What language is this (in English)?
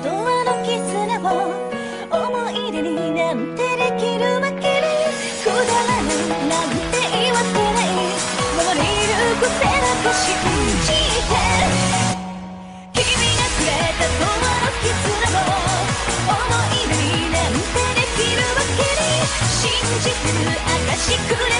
Korean